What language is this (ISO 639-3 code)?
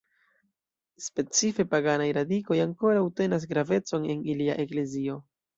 epo